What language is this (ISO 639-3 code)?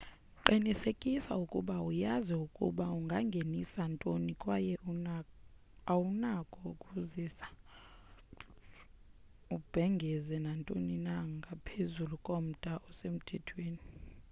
xho